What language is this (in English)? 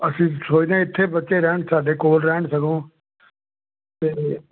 Punjabi